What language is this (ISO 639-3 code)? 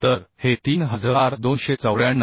mar